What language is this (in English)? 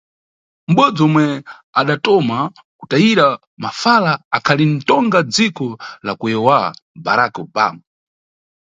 Nyungwe